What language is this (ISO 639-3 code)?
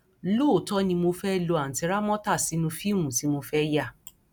yor